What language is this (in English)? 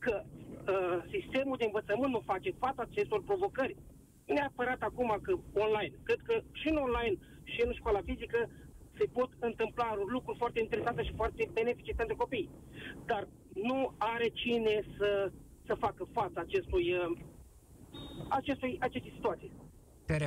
Romanian